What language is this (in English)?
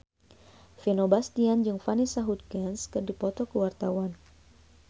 Sundanese